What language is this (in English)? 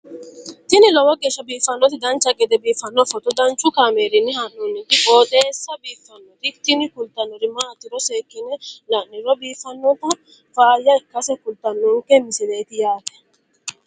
Sidamo